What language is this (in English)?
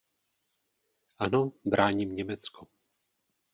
Czech